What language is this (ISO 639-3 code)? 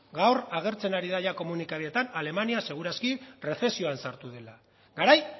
eus